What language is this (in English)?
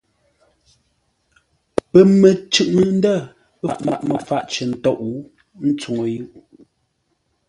Ngombale